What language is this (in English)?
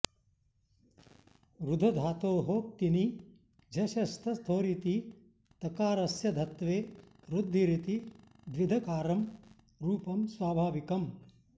Sanskrit